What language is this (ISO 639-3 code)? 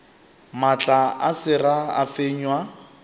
nso